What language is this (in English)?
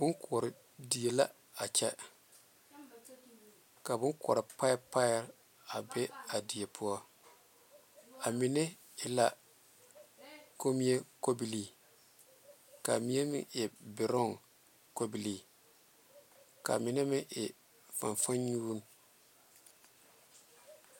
Southern Dagaare